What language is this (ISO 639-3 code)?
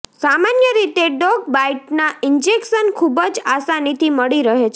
guj